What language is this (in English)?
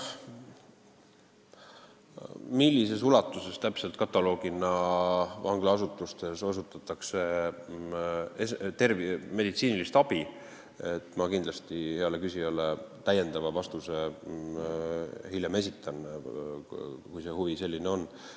Estonian